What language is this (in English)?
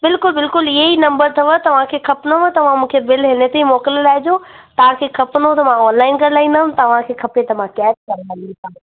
Sindhi